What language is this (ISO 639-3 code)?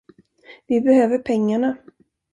swe